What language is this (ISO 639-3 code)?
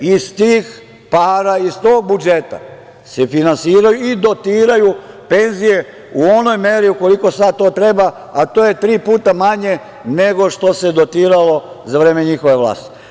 srp